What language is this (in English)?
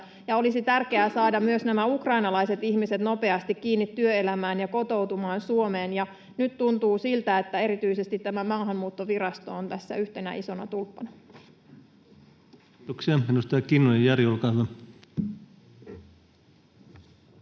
Finnish